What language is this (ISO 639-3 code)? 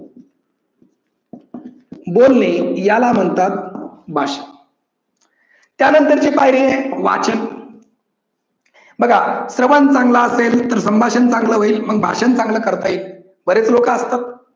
mar